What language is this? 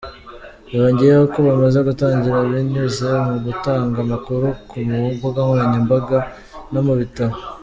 Kinyarwanda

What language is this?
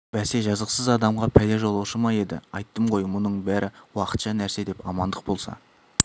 Kazakh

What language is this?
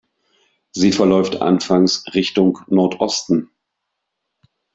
German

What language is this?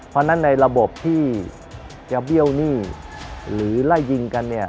Thai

